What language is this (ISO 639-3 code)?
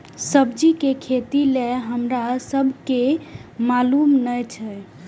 mai